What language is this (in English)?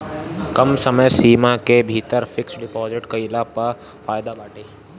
Bhojpuri